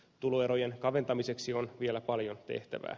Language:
Finnish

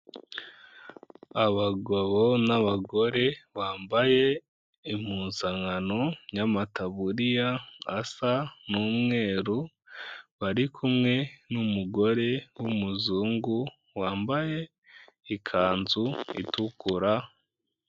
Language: Kinyarwanda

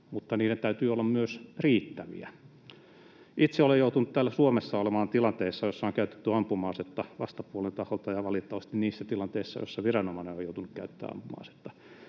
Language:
Finnish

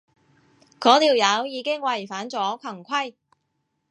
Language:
Cantonese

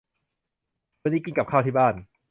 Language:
Thai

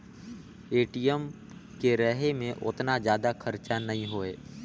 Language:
Chhattisgarhi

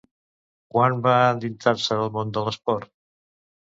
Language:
Catalan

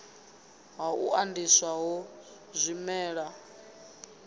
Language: Venda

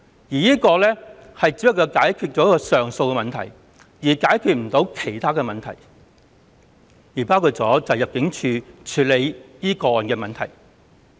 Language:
Cantonese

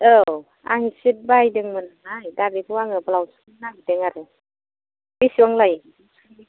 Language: Bodo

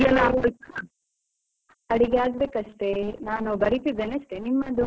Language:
Kannada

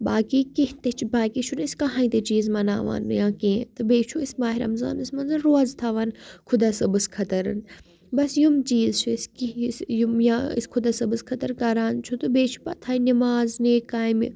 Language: Kashmiri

